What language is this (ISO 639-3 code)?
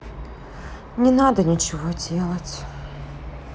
rus